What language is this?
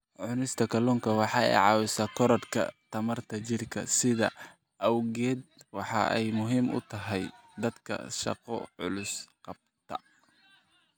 Somali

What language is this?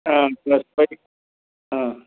Nepali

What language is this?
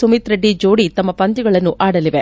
Kannada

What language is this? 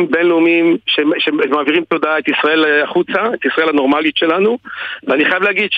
Hebrew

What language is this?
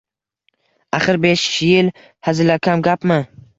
Uzbek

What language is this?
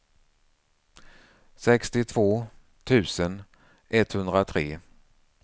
Swedish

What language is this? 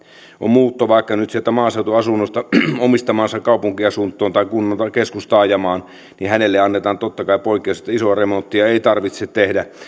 Finnish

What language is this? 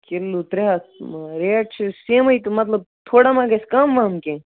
Kashmiri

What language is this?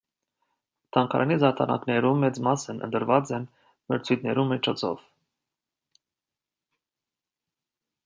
Armenian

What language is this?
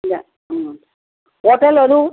Nepali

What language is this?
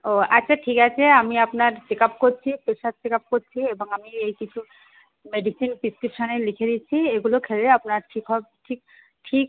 Bangla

